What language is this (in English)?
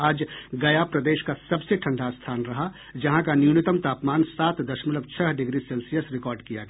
Hindi